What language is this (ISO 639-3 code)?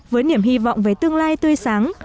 vie